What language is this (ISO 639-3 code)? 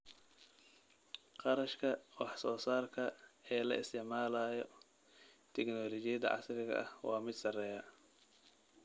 som